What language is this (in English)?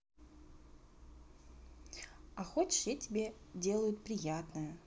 Russian